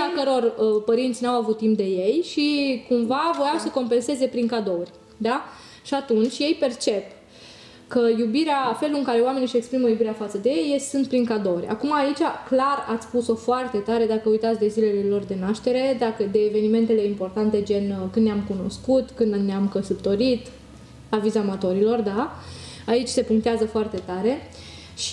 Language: Romanian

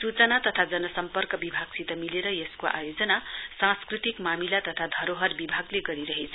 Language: Nepali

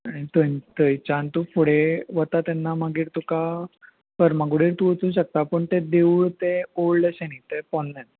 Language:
Konkani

